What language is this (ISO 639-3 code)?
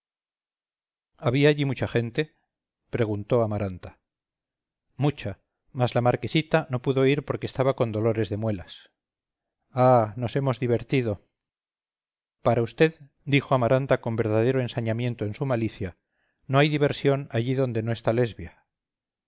spa